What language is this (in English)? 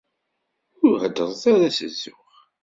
Kabyle